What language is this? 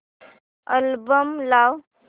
Marathi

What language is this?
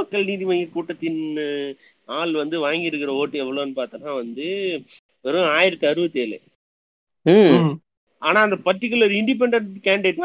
Tamil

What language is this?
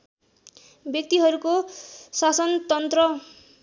Nepali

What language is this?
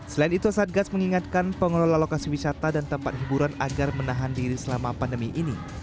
Indonesian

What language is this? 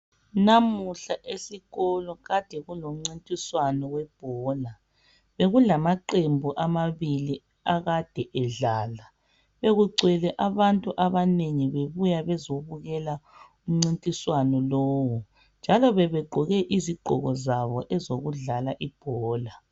North Ndebele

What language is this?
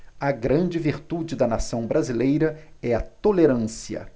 Portuguese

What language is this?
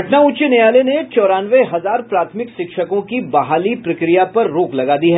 Hindi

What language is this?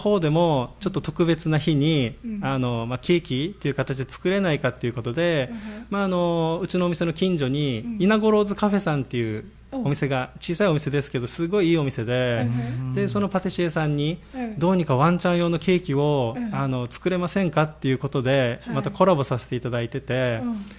Japanese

